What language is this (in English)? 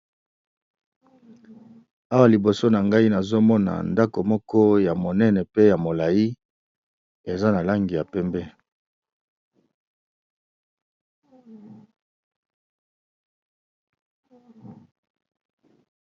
Lingala